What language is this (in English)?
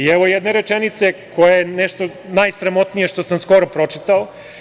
Serbian